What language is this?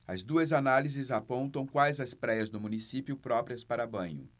Portuguese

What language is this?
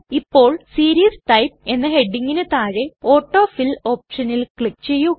Malayalam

